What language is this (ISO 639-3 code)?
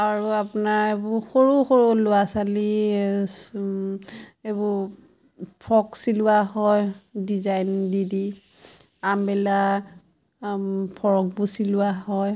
asm